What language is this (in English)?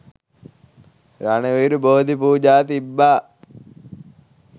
Sinhala